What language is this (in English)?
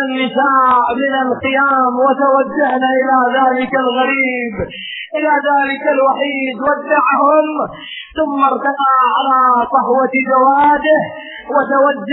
Arabic